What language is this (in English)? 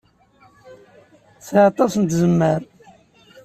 Kabyle